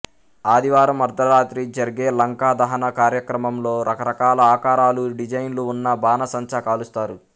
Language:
Telugu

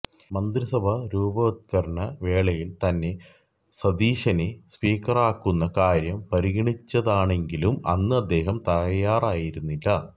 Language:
Malayalam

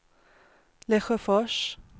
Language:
Swedish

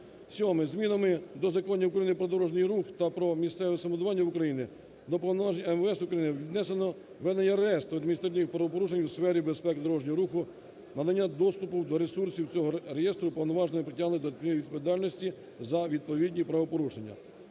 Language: Ukrainian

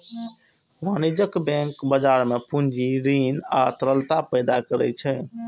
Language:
Maithili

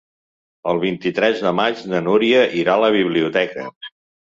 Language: Catalan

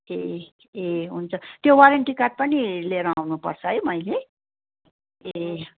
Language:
Nepali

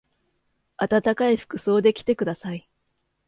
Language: Japanese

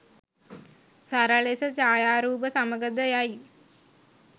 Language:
Sinhala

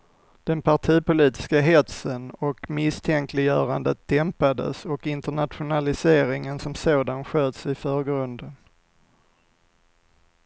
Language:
Swedish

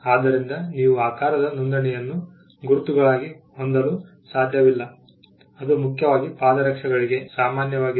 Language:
Kannada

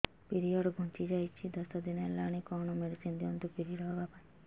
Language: Odia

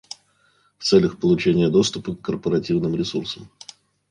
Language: Russian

